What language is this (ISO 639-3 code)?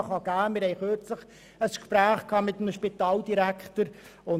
gsw